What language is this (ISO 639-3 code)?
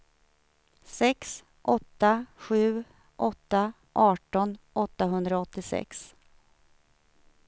swe